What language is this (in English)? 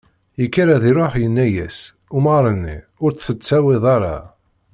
Kabyle